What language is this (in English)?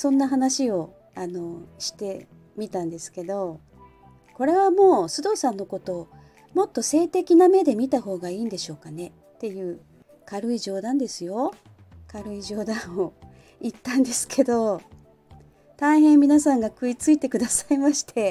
Japanese